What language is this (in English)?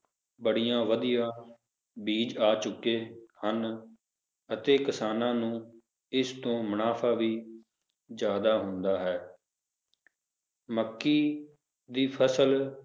Punjabi